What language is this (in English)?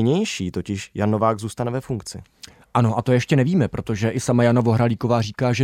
Czech